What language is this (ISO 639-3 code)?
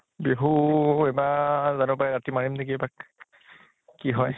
asm